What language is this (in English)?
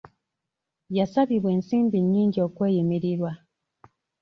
Ganda